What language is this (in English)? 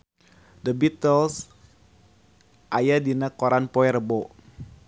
Sundanese